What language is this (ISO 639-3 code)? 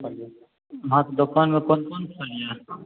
mai